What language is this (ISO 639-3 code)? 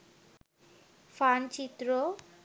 ben